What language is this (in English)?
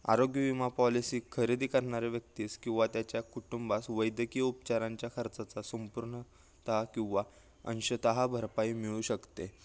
Marathi